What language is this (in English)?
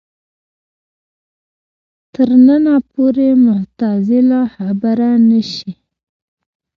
Pashto